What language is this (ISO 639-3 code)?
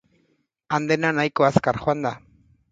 eus